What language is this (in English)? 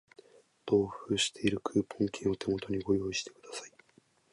Japanese